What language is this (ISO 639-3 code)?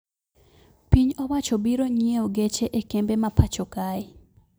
luo